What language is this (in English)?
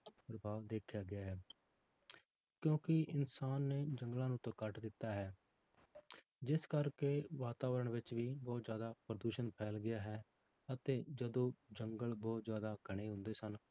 Punjabi